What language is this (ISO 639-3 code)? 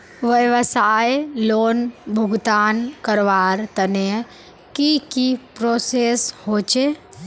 mag